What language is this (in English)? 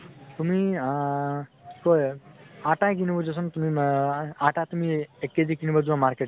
Assamese